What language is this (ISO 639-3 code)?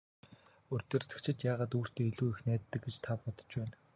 mon